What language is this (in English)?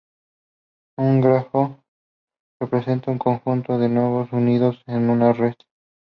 Spanish